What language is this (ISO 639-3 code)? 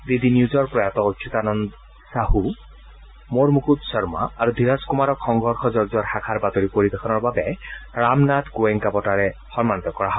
asm